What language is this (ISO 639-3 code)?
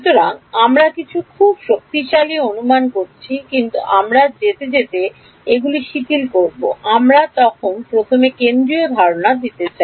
ben